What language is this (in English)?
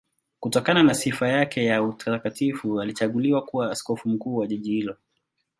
Swahili